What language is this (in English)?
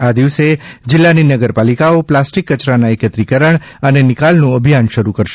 Gujarati